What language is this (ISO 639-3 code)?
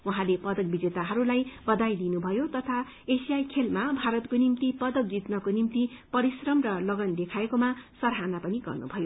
nep